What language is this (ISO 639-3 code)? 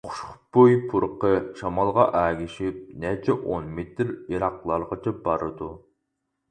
uig